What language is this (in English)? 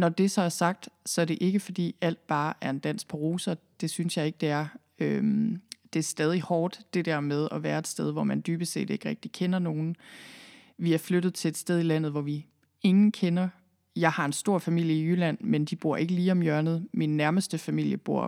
Danish